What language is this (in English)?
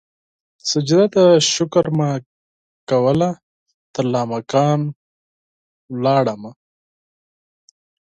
Pashto